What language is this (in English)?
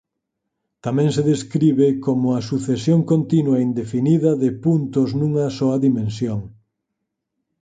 Galician